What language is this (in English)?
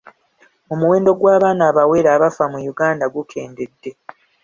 Ganda